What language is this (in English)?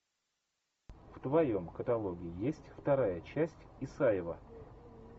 Russian